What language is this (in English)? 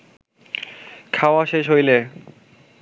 Bangla